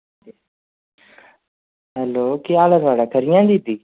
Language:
Dogri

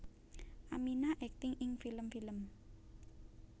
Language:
Javanese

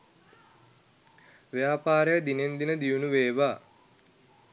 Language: Sinhala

